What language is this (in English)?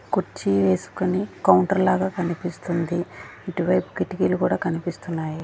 Telugu